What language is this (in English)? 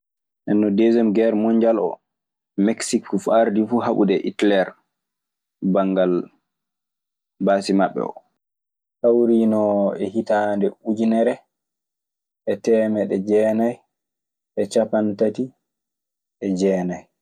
Maasina Fulfulde